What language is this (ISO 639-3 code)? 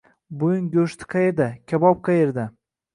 uzb